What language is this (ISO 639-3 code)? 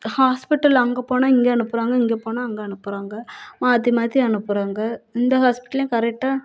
tam